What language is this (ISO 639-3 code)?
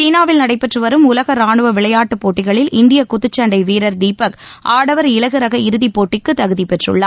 tam